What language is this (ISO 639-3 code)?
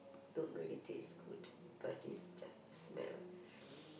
eng